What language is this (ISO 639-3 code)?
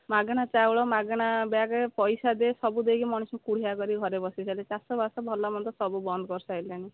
ori